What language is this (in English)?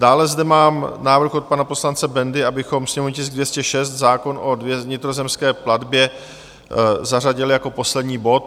Czech